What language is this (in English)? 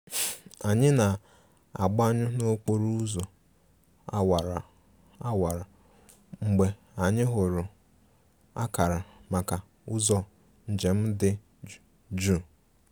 Igbo